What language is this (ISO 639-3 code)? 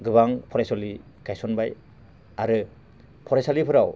brx